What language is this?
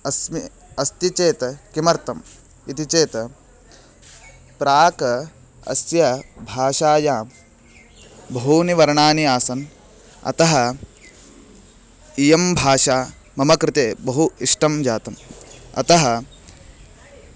Sanskrit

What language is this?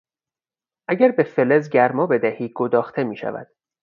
Persian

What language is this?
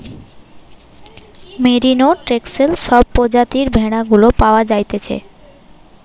Bangla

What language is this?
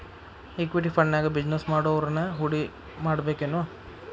Kannada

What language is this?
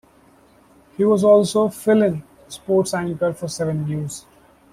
English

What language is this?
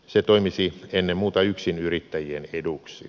Finnish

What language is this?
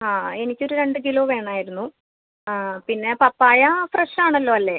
Malayalam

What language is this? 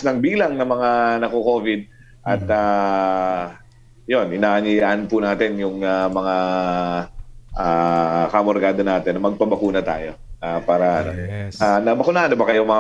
Filipino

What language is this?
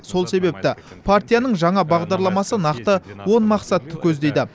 Kazakh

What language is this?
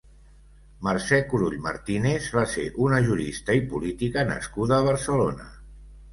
Catalan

